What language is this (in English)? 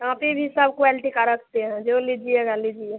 Hindi